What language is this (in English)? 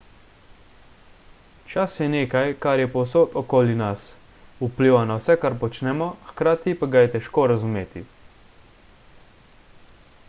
Slovenian